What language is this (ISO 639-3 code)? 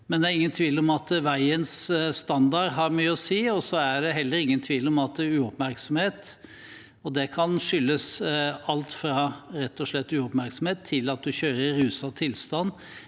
nor